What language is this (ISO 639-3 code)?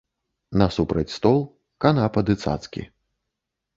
bel